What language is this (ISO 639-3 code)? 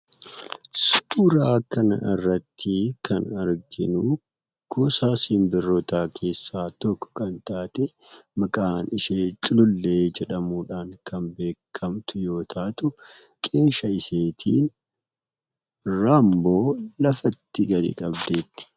orm